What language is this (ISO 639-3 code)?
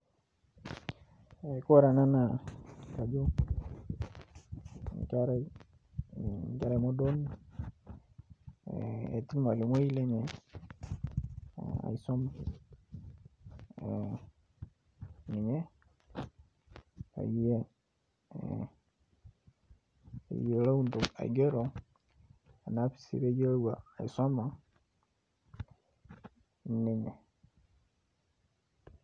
mas